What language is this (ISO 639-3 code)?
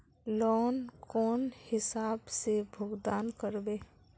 mag